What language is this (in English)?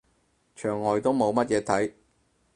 Cantonese